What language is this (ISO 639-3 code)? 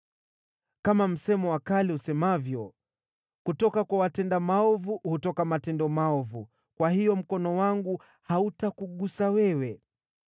swa